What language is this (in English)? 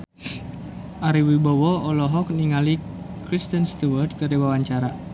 Sundanese